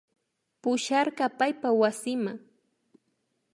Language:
Imbabura Highland Quichua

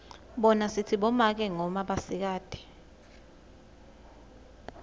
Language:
Swati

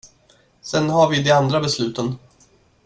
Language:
Swedish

